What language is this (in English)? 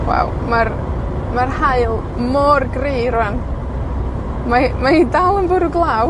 Welsh